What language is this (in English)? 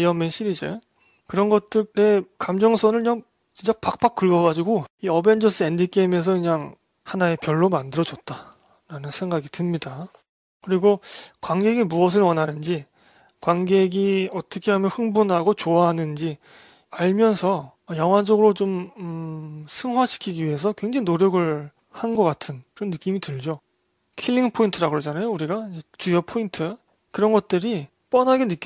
Korean